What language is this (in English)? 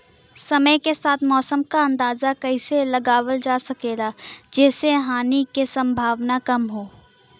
Bhojpuri